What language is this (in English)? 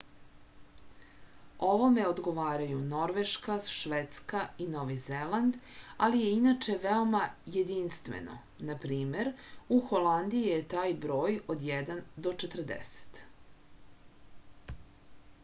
Serbian